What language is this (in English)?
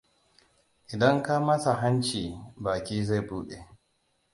Hausa